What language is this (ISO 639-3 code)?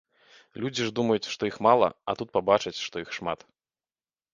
bel